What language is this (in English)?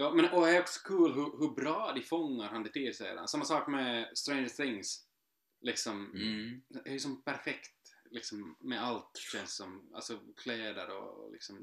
Swedish